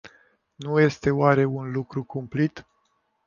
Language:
Romanian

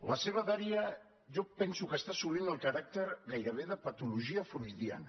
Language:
Catalan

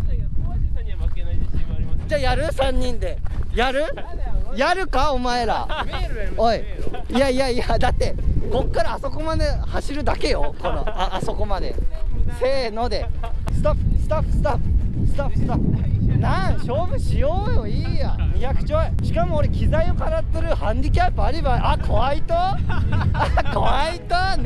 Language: Japanese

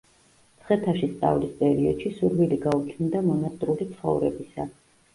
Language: Georgian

